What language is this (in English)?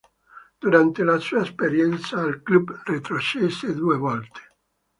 Italian